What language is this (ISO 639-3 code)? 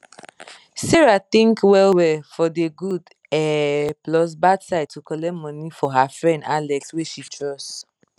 pcm